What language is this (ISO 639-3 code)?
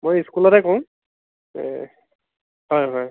asm